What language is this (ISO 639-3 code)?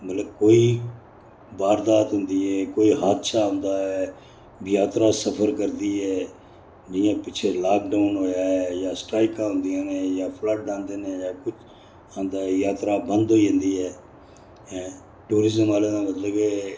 doi